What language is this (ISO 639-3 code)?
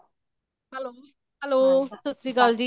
pan